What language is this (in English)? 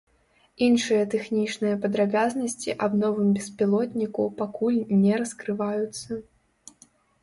Belarusian